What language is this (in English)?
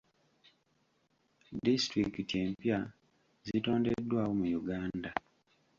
Ganda